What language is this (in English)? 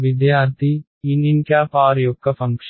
Telugu